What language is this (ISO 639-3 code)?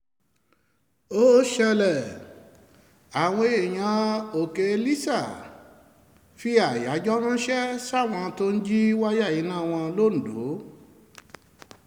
yor